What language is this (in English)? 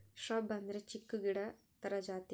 Kannada